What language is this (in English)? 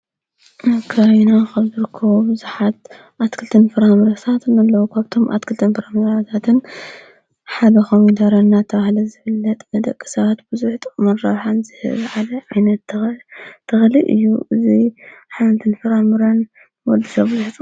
Tigrinya